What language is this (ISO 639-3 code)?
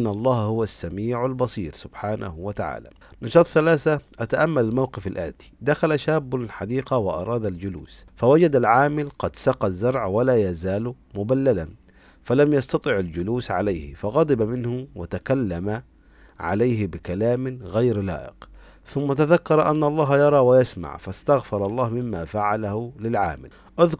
ara